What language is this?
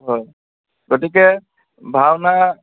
Assamese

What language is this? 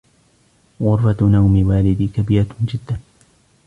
Arabic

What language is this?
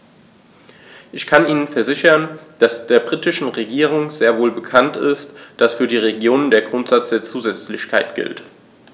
German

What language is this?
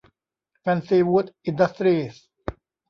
Thai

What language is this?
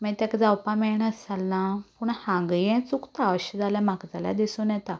Konkani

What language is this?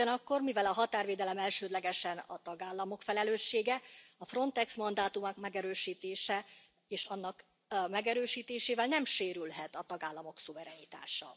Hungarian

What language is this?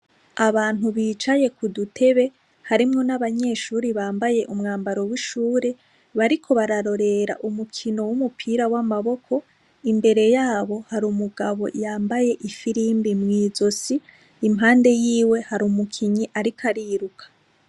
Rundi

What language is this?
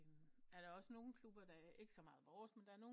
Danish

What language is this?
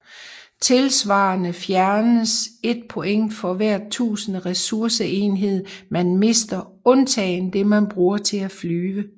Danish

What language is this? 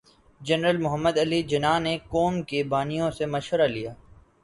Urdu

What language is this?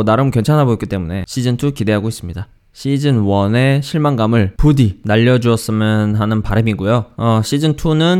Korean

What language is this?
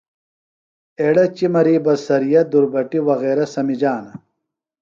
Phalura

